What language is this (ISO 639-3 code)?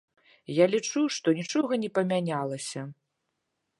bel